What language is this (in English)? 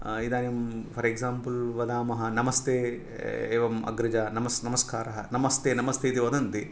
Sanskrit